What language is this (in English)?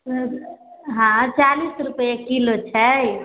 Maithili